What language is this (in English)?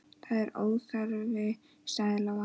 Icelandic